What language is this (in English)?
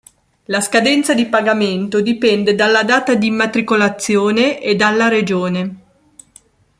Italian